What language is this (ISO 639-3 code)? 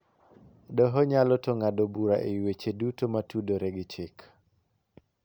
luo